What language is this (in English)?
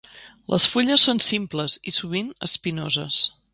Catalan